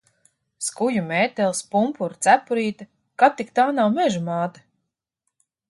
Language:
Latvian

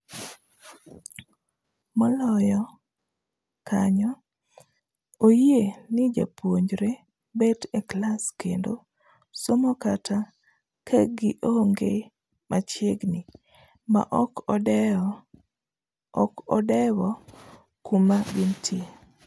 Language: Luo (Kenya and Tanzania)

